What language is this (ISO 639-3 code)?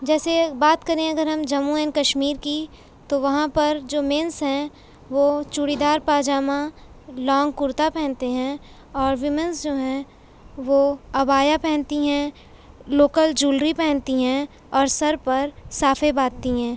urd